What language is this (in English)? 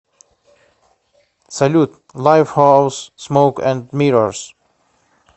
Russian